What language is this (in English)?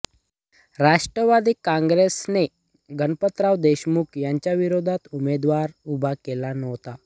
Marathi